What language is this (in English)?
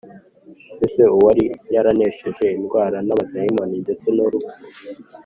Kinyarwanda